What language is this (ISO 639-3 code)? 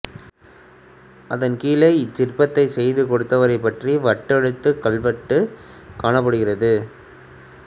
tam